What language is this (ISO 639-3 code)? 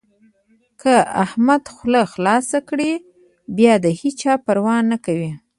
pus